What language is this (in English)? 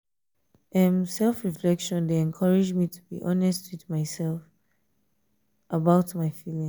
Nigerian Pidgin